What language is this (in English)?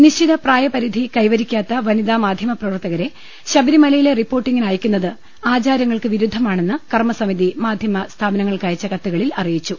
Malayalam